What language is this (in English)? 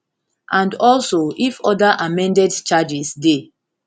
Nigerian Pidgin